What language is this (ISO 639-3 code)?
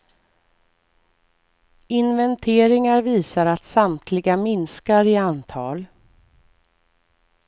swe